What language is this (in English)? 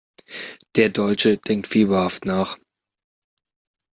German